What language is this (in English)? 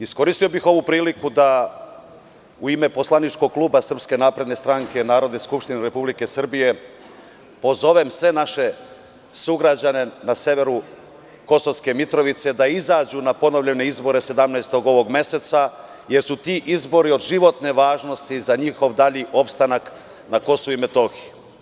Serbian